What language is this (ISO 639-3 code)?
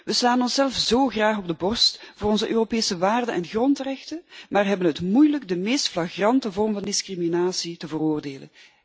nld